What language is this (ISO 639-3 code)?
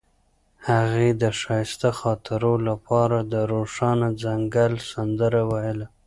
pus